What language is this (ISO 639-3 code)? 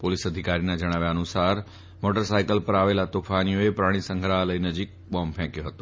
guj